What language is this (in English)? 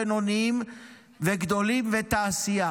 Hebrew